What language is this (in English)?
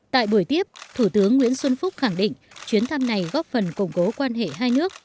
Vietnamese